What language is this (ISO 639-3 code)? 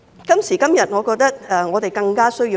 yue